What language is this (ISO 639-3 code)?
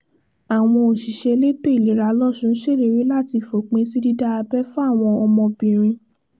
yor